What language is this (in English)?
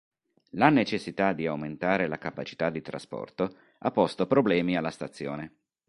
Italian